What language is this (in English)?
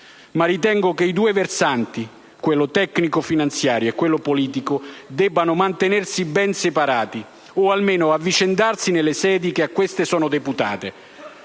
Italian